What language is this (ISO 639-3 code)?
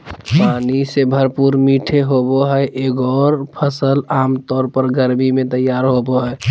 mag